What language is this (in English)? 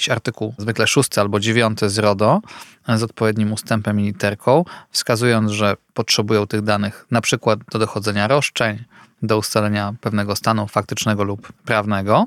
Polish